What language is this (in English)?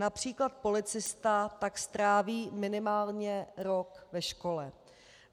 Czech